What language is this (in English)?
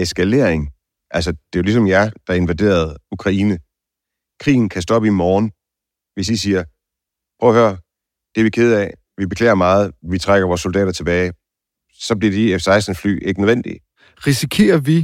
Danish